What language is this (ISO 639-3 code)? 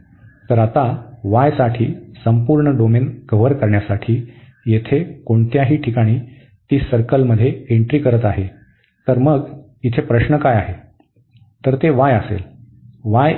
mar